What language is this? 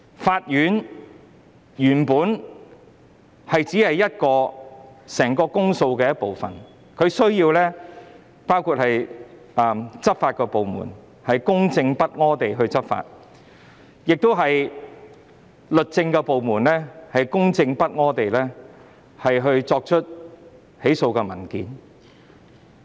Cantonese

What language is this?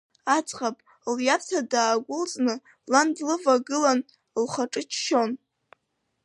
Abkhazian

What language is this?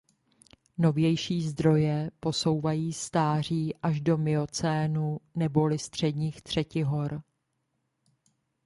Czech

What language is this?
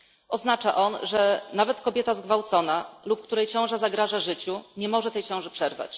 Polish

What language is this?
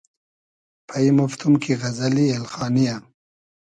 Hazaragi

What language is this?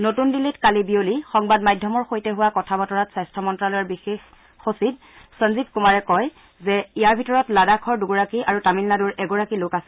Assamese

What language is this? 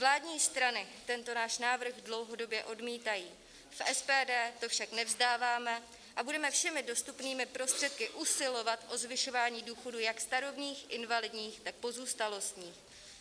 Czech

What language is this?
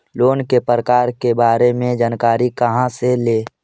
Magahi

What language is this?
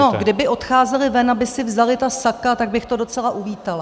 Czech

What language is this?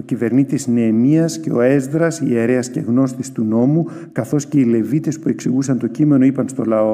Greek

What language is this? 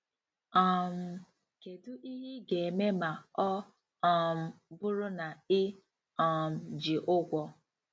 Igbo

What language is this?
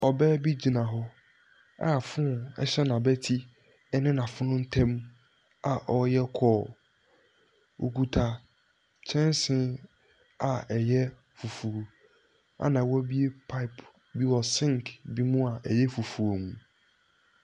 Akan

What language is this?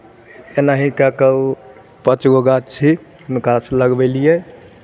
Maithili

